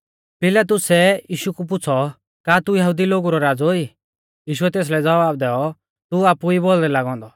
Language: Mahasu Pahari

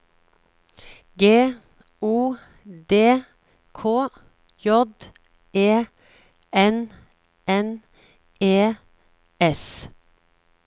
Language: Norwegian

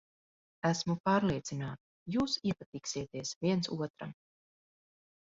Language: Latvian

